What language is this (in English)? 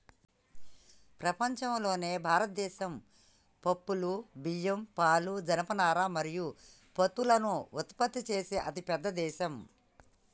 Telugu